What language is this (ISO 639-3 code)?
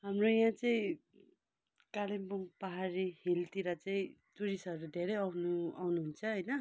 nep